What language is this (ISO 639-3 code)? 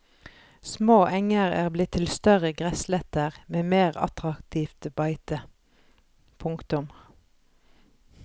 nor